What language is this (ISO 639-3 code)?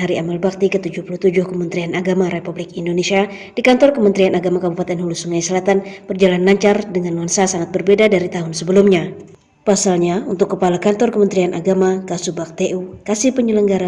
ind